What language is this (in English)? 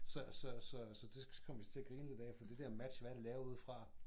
Danish